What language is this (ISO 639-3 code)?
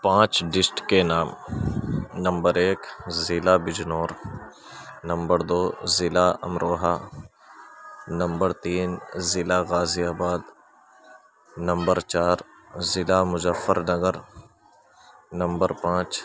urd